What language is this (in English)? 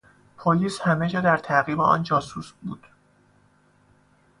Persian